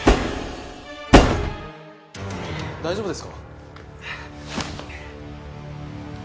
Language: Japanese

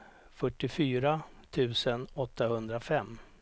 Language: Swedish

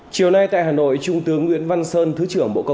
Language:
Vietnamese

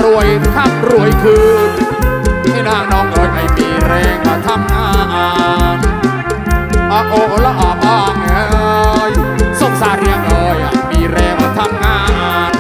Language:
Thai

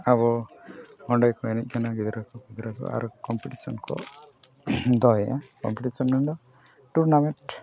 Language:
Santali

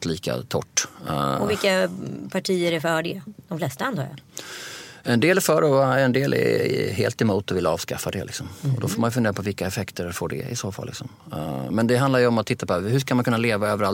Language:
Swedish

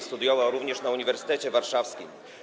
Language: Polish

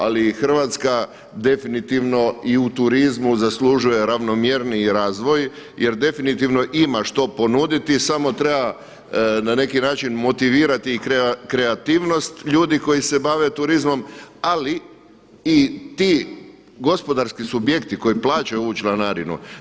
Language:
Croatian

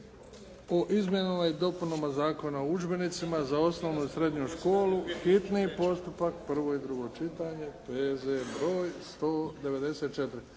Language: Croatian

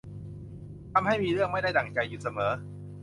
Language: Thai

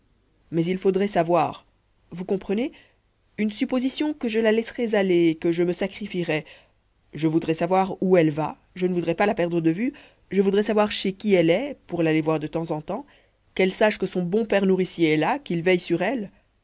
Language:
French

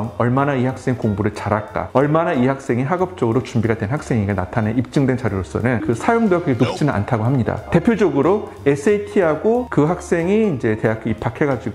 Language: Korean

